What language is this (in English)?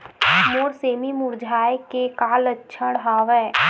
Chhattisgarhi